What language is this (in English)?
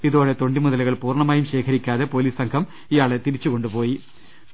Malayalam